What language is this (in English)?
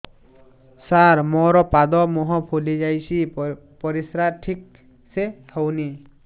Odia